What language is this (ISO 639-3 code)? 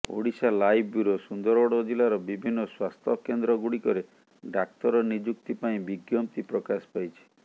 ori